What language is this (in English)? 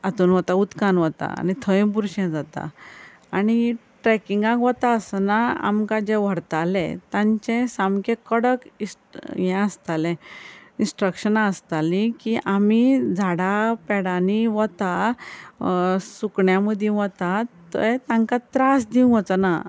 Konkani